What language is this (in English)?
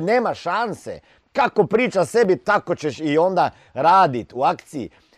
Croatian